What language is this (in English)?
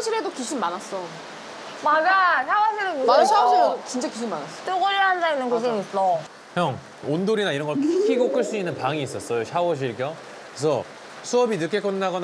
Korean